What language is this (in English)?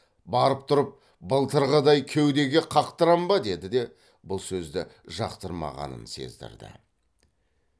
Kazakh